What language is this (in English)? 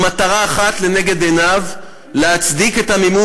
Hebrew